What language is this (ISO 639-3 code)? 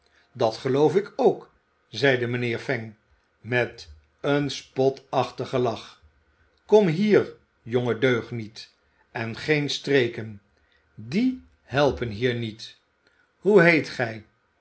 nld